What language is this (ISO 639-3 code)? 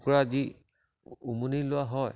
asm